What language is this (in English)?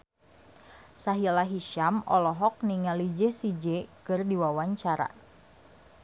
Sundanese